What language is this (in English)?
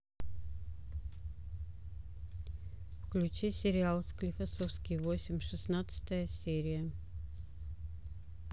Russian